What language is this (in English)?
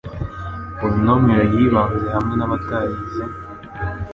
Kinyarwanda